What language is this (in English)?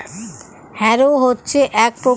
Bangla